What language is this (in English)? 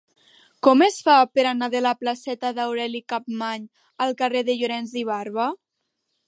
Catalan